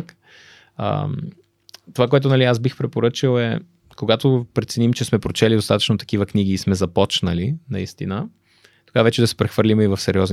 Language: Bulgarian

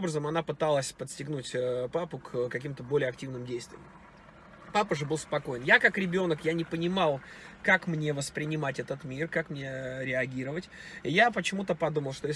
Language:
Russian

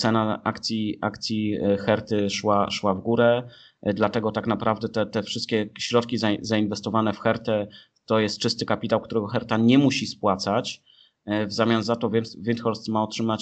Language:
Polish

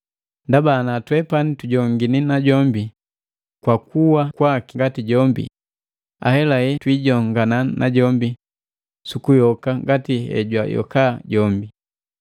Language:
Matengo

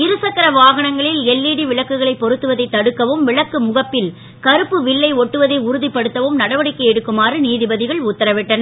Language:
Tamil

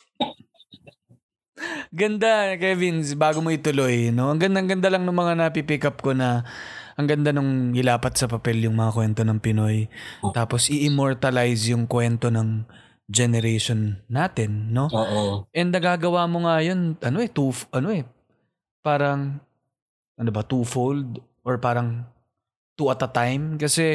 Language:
Filipino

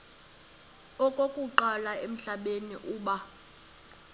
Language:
Xhosa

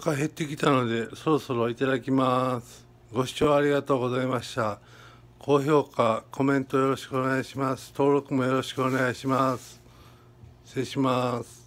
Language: Japanese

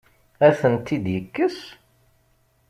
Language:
Kabyle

